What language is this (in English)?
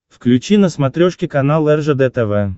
Russian